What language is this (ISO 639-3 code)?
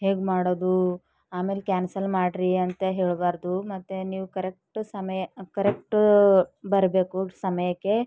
kan